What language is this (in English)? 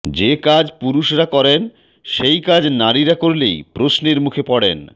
Bangla